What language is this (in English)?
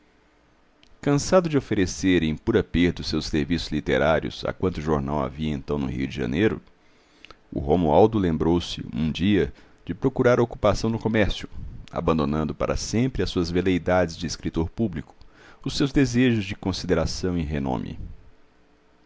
Portuguese